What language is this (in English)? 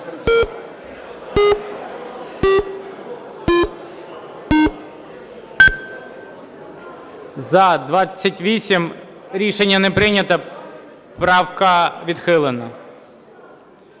Ukrainian